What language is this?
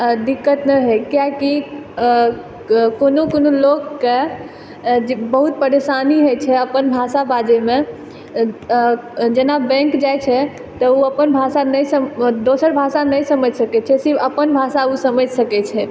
Maithili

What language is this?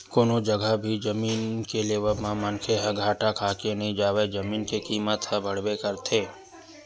Chhattisgarhi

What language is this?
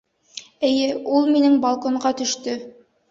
Bashkir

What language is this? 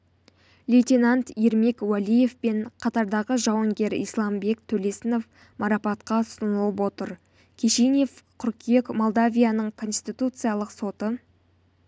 Kazakh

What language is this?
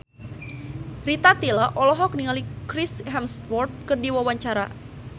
Sundanese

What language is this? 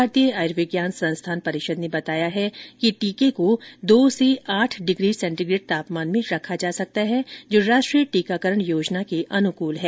Hindi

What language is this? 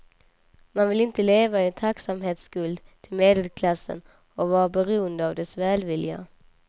Swedish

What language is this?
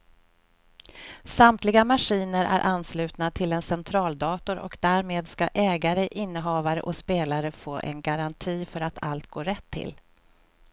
Swedish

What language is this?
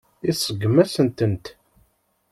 Kabyle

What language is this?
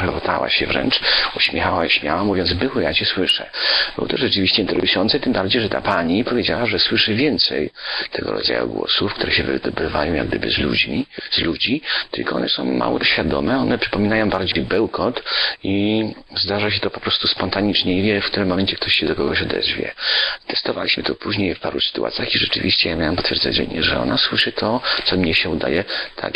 Polish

